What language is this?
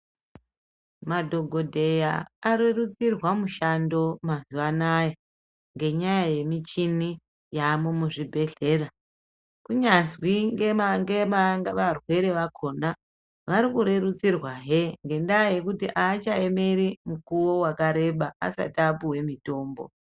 Ndau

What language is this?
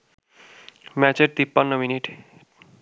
Bangla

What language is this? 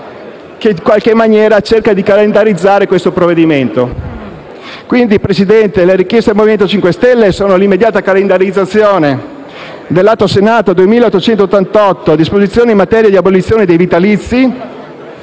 Italian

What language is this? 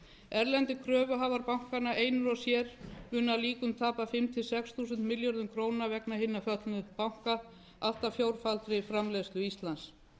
Icelandic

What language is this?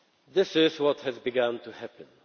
English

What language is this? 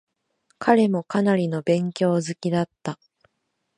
Japanese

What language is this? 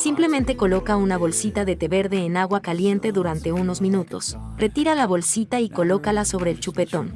Spanish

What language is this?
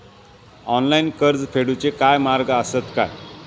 Marathi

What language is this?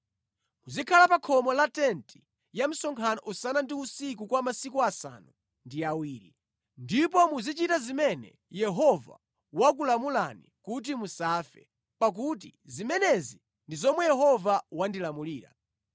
Nyanja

